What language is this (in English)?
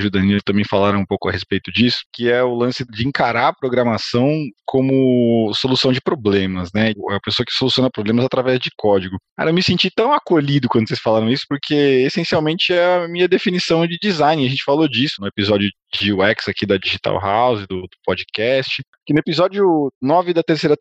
Portuguese